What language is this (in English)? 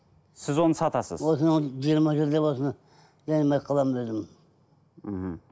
Kazakh